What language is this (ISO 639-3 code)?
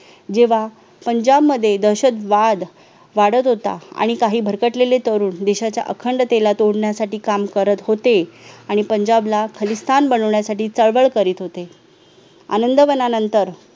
mar